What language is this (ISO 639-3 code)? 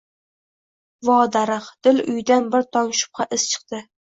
uzb